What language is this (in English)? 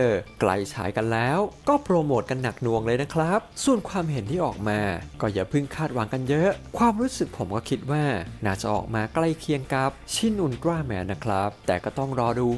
Thai